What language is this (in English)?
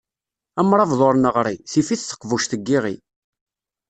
Kabyle